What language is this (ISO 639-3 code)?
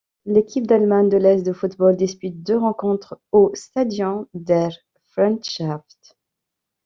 fra